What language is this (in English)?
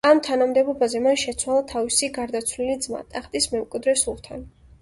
Georgian